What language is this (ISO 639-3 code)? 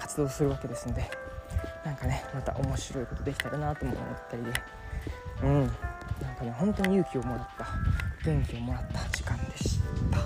jpn